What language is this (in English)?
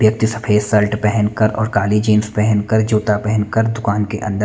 Hindi